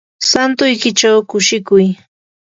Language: Yanahuanca Pasco Quechua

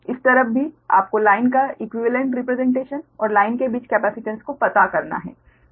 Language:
Hindi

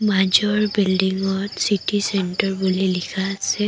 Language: Assamese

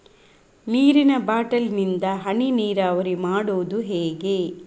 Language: Kannada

